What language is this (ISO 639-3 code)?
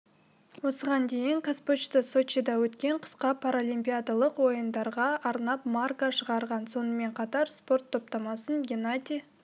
kaz